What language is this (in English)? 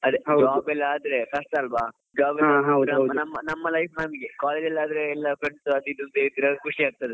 Kannada